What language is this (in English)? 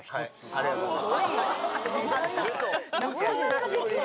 Japanese